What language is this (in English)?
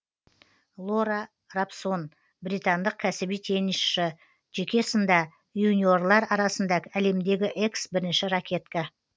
Kazakh